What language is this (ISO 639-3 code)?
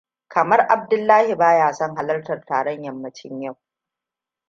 hau